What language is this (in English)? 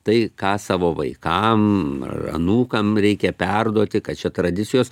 Lithuanian